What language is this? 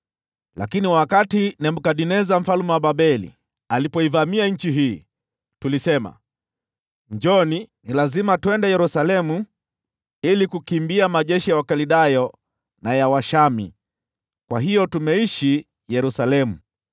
Swahili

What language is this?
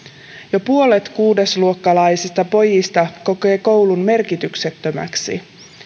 Finnish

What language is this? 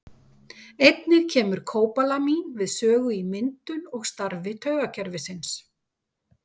Icelandic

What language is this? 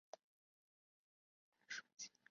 Chinese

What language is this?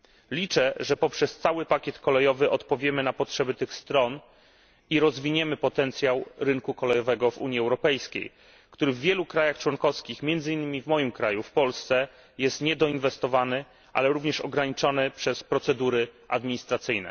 Polish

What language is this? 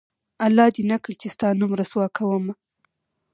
Pashto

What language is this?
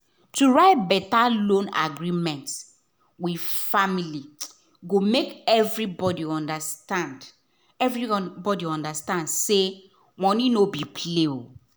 Nigerian Pidgin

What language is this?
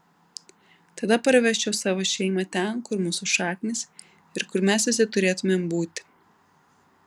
Lithuanian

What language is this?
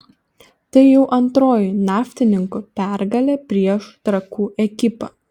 Lithuanian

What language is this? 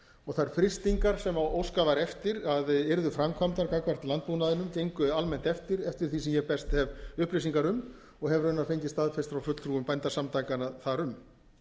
Icelandic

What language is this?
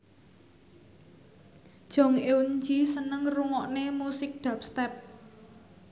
Javanese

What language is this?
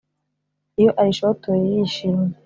Kinyarwanda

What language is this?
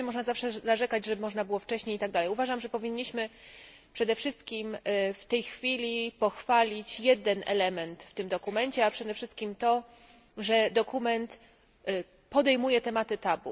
Polish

